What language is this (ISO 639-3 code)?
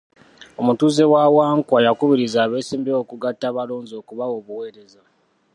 lug